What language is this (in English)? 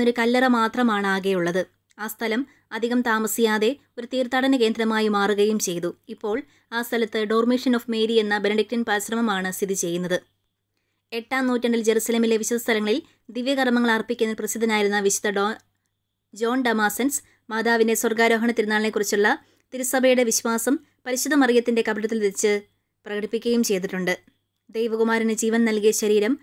Hindi